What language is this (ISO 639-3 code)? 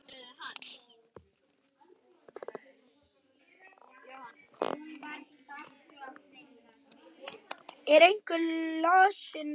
isl